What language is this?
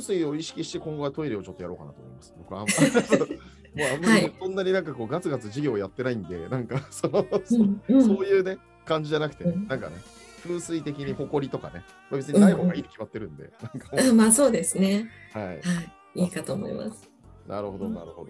Japanese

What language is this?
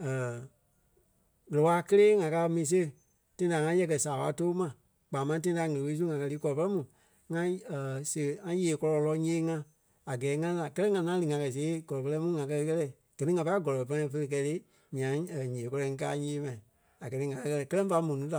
Kpelle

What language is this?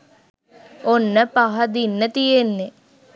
Sinhala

